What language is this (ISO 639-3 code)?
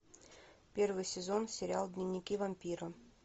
rus